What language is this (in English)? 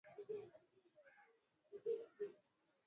Swahili